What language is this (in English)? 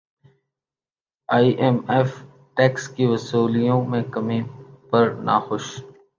Urdu